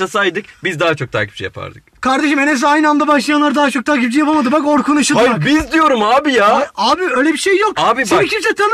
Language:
Turkish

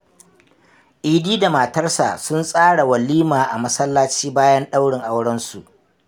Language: Hausa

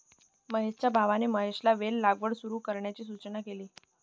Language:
Marathi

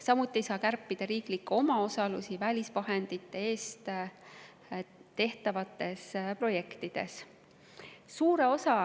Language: Estonian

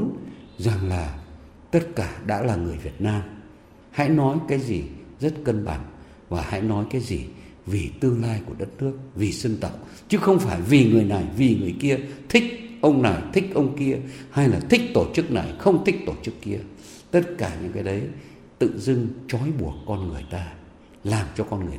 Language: Vietnamese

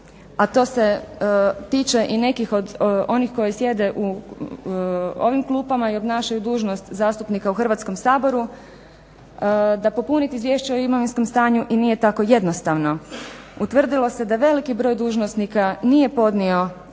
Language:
Croatian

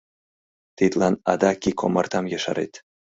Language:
Mari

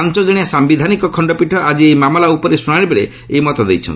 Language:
Odia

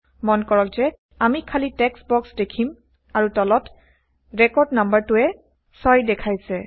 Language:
Assamese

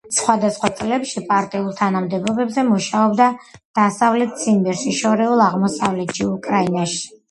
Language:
Georgian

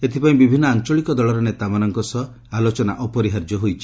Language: Odia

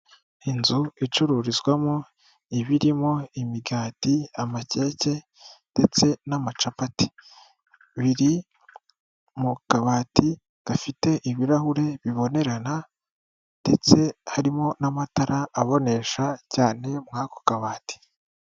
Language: Kinyarwanda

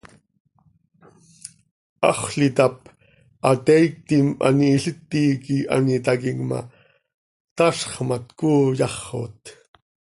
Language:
Seri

